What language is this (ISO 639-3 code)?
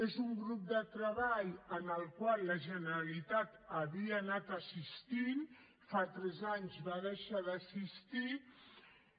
cat